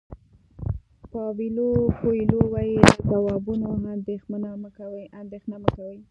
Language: Pashto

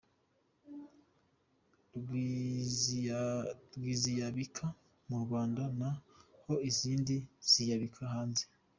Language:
Kinyarwanda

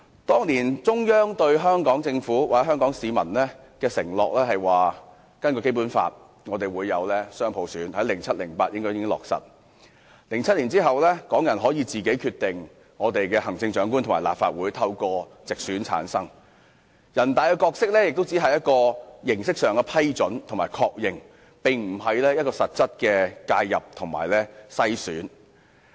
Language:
Cantonese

